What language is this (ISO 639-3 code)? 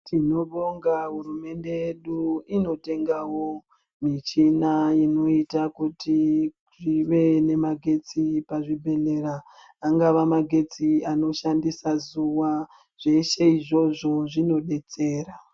ndc